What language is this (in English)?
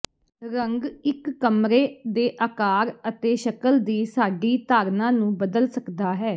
Punjabi